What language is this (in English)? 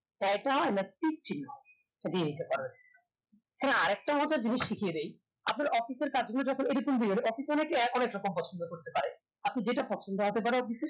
Bangla